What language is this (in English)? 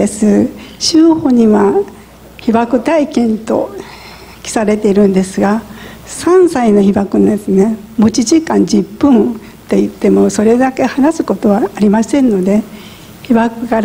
Japanese